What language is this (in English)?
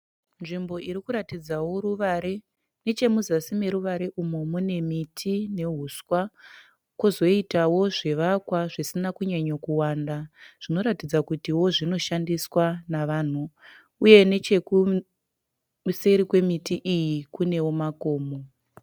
Shona